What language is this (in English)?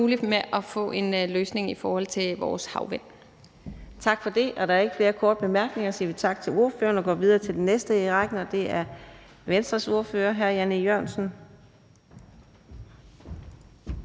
Danish